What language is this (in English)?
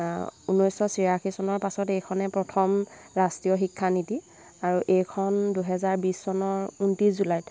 Assamese